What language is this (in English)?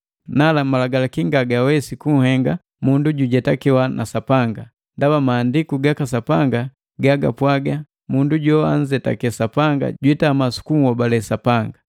Matengo